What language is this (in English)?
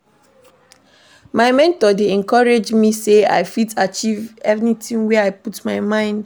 Nigerian Pidgin